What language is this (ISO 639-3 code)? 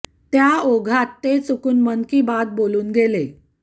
mar